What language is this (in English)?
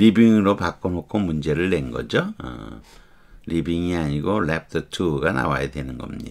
Korean